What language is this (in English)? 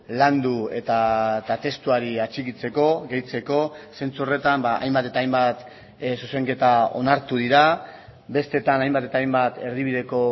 Basque